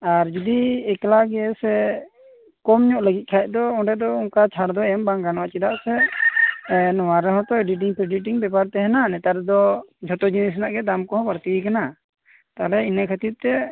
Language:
Santali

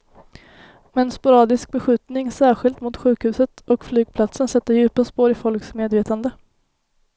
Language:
Swedish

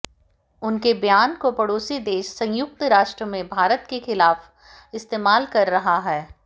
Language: Hindi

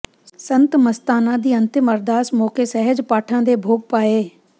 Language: Punjabi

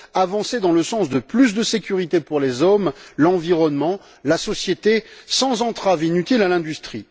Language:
French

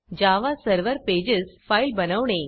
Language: Marathi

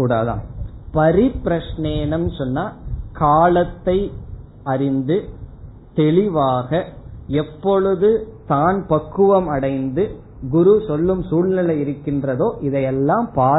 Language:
Tamil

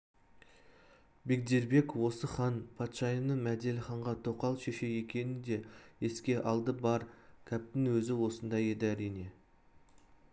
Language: Kazakh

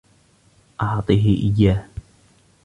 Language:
Arabic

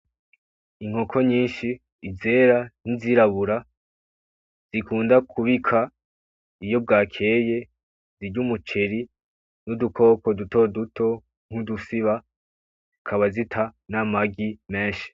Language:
Rundi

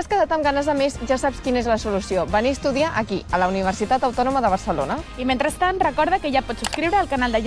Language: Catalan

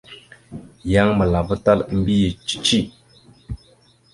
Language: Mada (Cameroon)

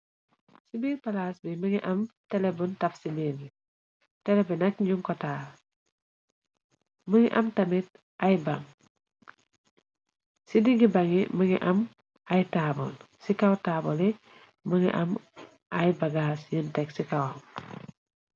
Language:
Wolof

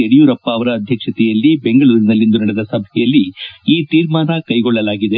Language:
Kannada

